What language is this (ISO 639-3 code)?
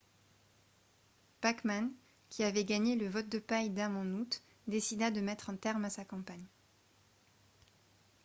fra